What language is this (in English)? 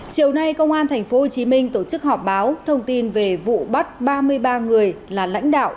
Vietnamese